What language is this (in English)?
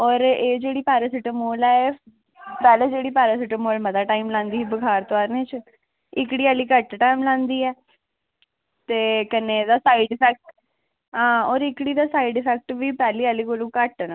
Dogri